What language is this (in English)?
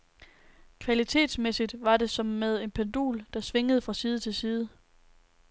Danish